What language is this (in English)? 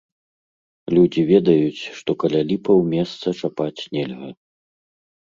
Belarusian